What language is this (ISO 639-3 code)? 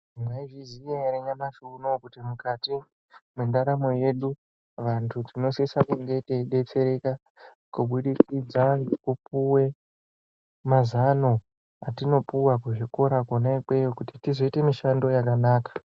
ndc